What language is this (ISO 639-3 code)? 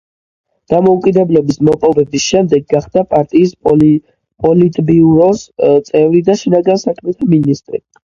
kat